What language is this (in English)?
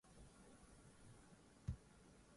Swahili